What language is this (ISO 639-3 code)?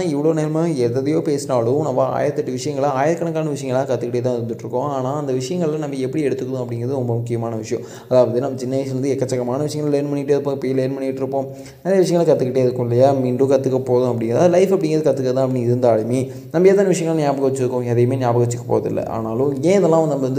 tam